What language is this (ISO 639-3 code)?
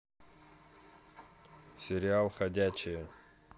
rus